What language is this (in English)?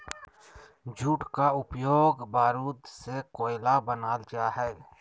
Magahi